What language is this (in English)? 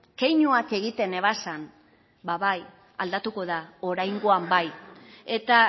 Basque